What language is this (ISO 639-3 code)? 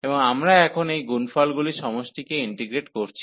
ben